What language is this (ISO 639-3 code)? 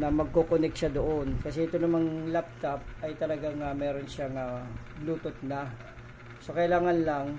fil